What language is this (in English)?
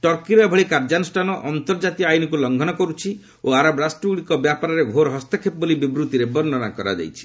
Odia